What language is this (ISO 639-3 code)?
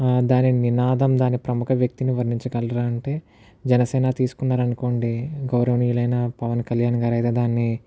tel